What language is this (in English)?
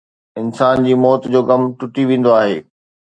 Sindhi